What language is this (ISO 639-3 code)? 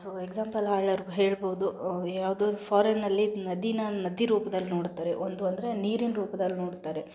kan